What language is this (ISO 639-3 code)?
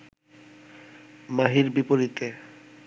ben